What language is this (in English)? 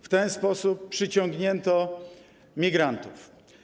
Polish